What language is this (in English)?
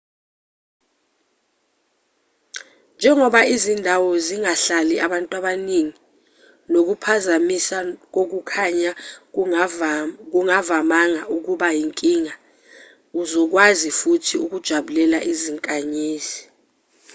Zulu